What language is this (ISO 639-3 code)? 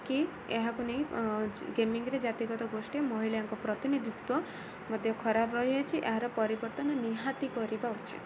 ori